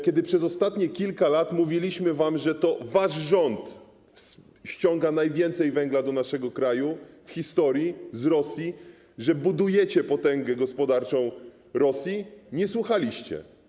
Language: Polish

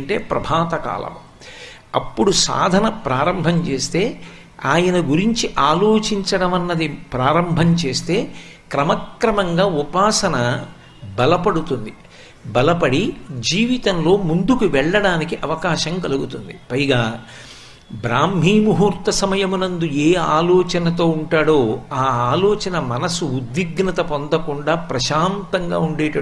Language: Telugu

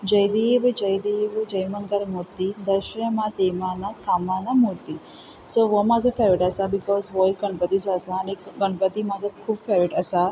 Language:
Konkani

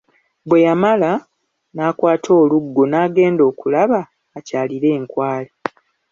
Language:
Ganda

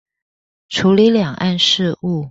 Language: Chinese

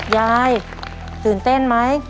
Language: Thai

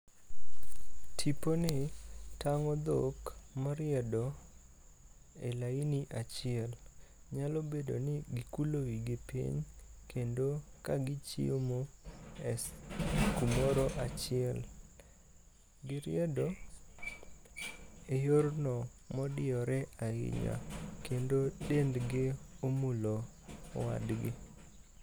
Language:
Luo (Kenya and Tanzania)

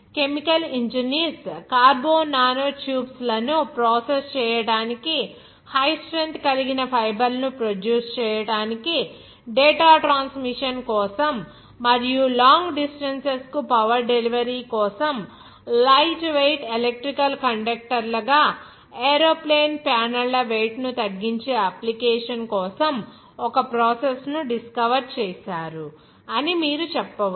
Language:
Telugu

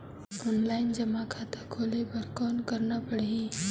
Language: Chhattisgarhi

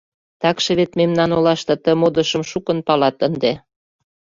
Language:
Mari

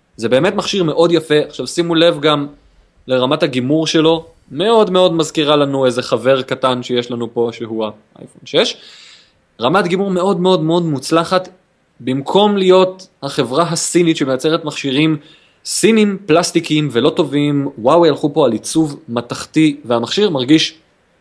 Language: Hebrew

